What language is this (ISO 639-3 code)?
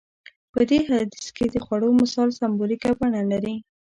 pus